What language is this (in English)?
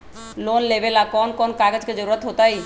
Magahi